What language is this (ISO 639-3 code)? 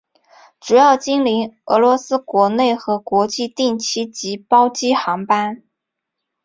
zho